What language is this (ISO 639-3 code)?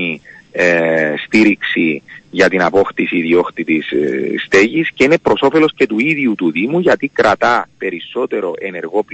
ell